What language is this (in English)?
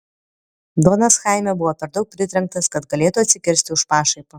Lithuanian